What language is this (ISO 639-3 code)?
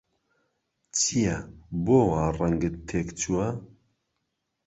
ckb